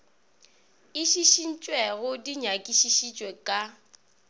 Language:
Northern Sotho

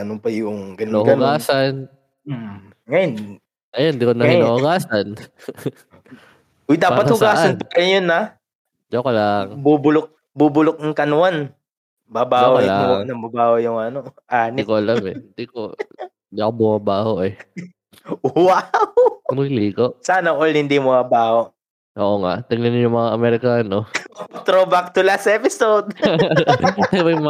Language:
Filipino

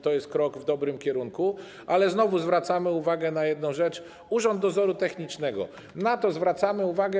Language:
Polish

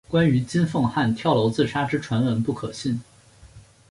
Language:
Chinese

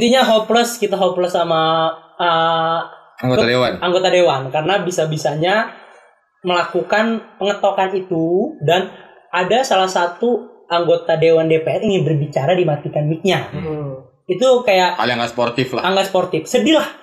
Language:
Indonesian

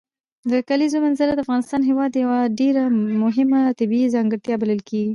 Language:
Pashto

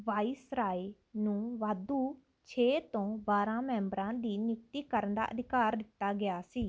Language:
Punjabi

